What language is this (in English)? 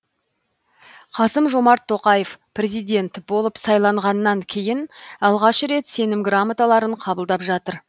Kazakh